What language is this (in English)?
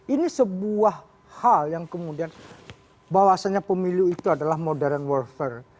Indonesian